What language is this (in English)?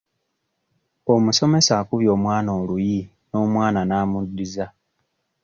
Ganda